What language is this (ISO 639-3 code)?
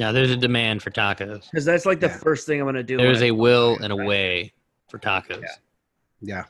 eng